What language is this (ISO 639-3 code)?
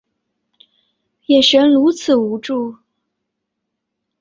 zho